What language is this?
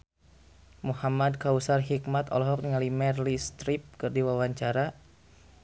Sundanese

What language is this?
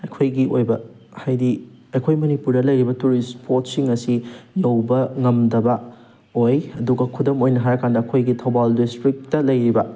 Manipuri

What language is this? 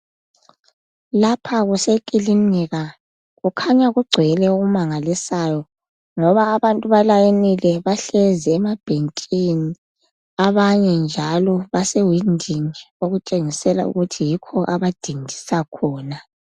North Ndebele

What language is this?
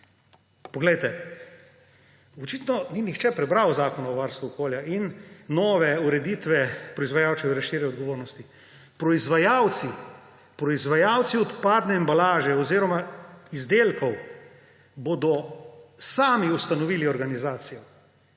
Slovenian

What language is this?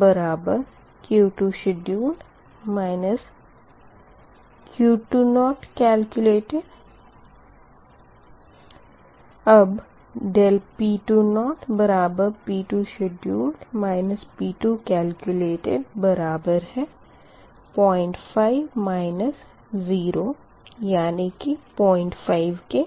Hindi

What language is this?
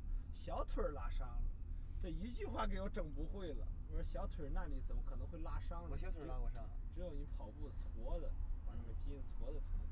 Chinese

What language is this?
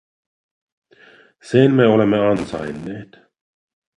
Finnish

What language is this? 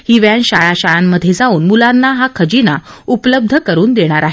Marathi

